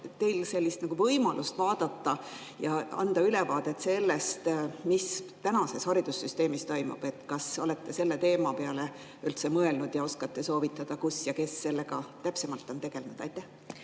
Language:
Estonian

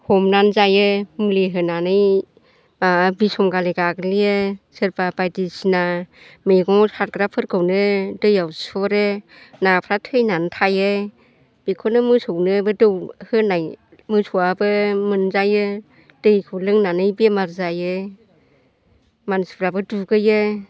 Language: Bodo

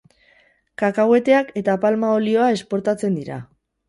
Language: Basque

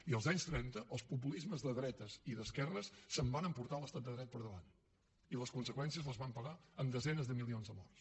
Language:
Catalan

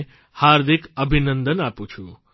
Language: Gujarati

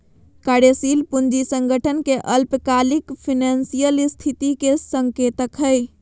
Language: Magahi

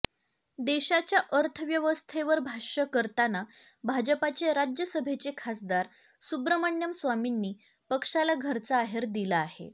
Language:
Marathi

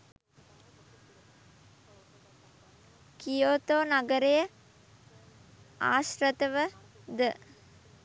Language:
Sinhala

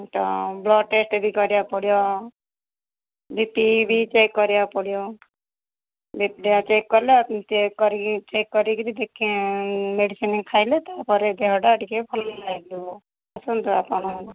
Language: Odia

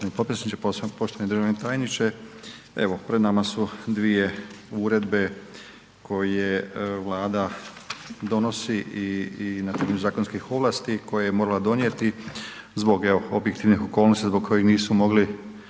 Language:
Croatian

